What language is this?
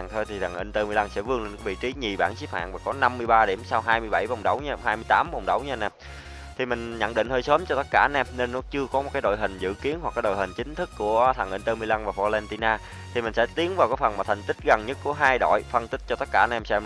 Vietnamese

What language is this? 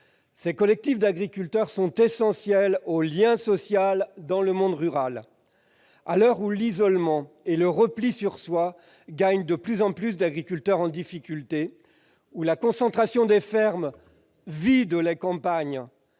French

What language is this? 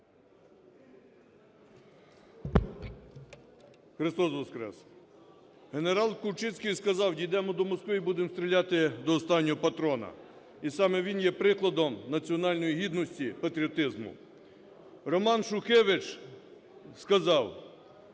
Ukrainian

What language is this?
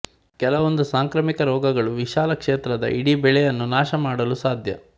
Kannada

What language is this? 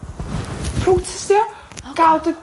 Welsh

